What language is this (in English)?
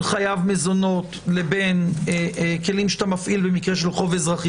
Hebrew